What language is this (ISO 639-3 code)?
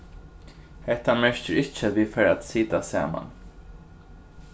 fao